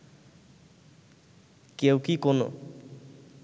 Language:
Bangla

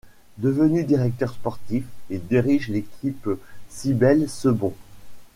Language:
French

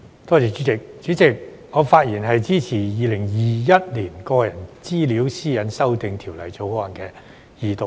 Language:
Cantonese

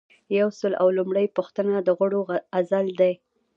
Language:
Pashto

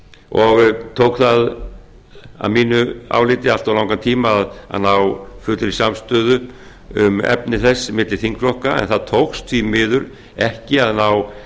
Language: Icelandic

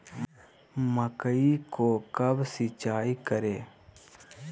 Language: Magahi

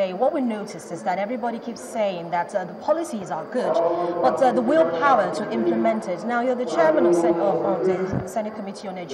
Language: English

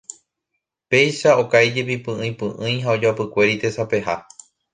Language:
Guarani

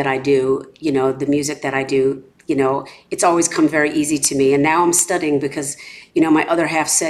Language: English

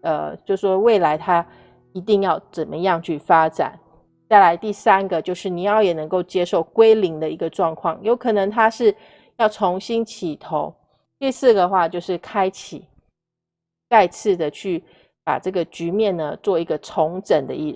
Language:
Chinese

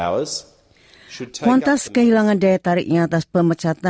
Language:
Indonesian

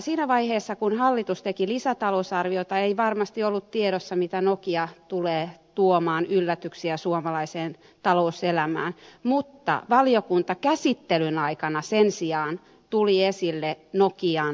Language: Finnish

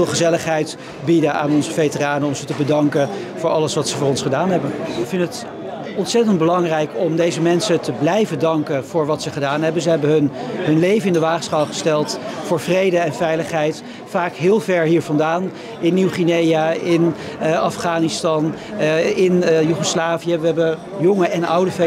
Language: Dutch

